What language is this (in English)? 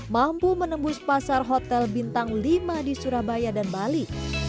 Indonesian